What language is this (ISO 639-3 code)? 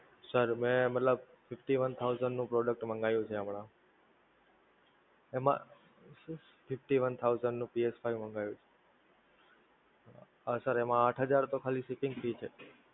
guj